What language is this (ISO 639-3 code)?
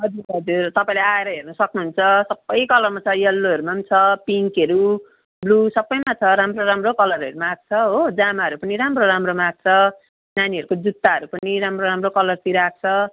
nep